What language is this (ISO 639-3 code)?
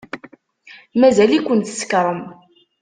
kab